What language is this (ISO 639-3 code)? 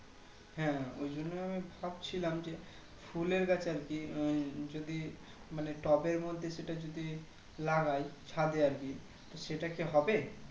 ben